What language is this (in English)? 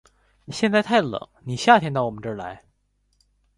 Chinese